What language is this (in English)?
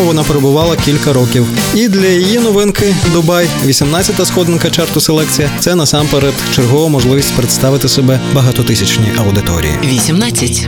Ukrainian